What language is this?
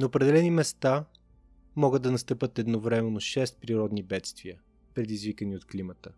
Bulgarian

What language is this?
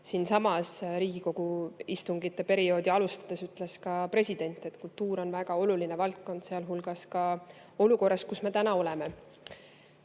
Estonian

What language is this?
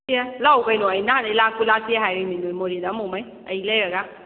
Manipuri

